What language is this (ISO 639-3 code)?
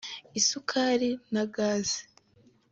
kin